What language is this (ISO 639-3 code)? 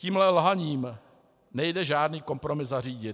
ces